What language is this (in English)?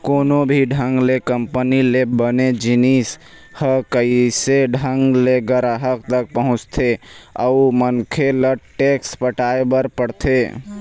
Chhattisgarhi